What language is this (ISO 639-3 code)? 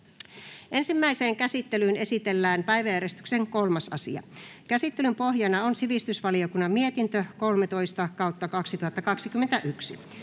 fin